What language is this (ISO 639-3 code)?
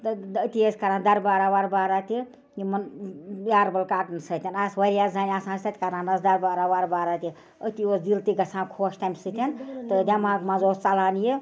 kas